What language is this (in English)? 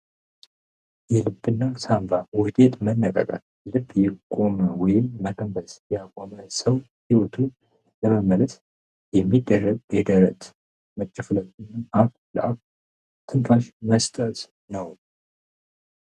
Amharic